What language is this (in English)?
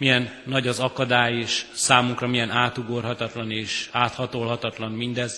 Hungarian